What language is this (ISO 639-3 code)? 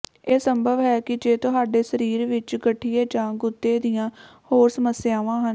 pan